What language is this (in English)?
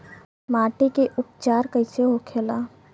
Bhojpuri